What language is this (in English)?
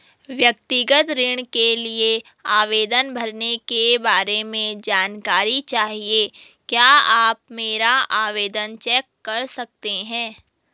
Hindi